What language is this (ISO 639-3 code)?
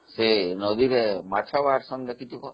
ori